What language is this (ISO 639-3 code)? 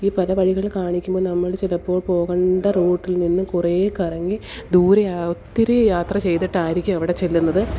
mal